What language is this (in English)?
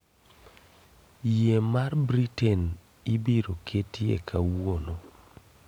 Luo (Kenya and Tanzania)